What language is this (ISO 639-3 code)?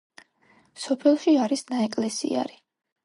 kat